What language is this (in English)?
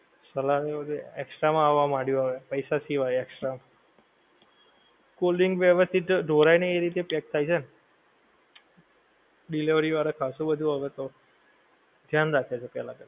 Gujarati